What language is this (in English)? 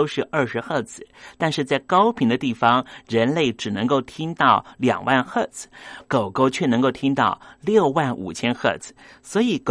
Chinese